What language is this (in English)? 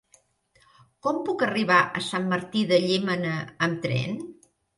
Catalan